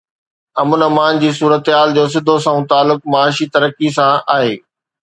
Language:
Sindhi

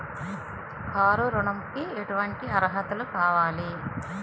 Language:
Telugu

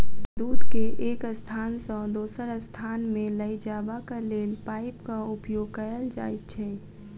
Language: Maithili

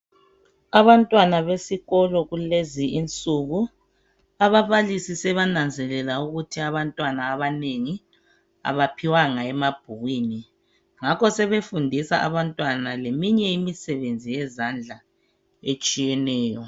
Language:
North Ndebele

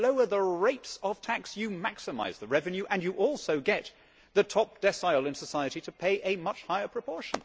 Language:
English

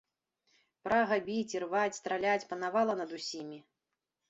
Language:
Belarusian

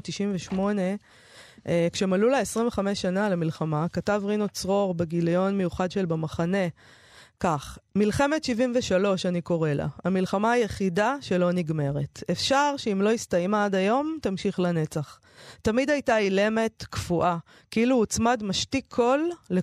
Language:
Hebrew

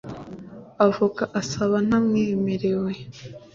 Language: Kinyarwanda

